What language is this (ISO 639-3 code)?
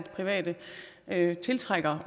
dan